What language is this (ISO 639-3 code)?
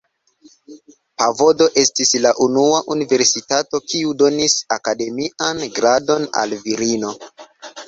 epo